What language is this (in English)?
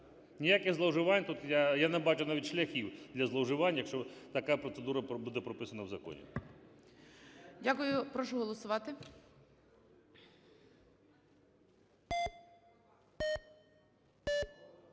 Ukrainian